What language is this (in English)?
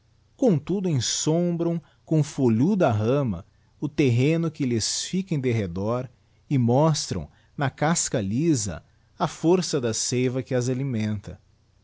Portuguese